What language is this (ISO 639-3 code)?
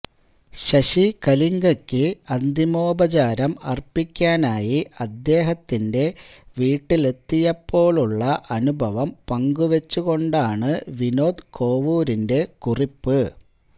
mal